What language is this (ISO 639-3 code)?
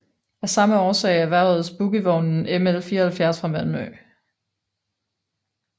dan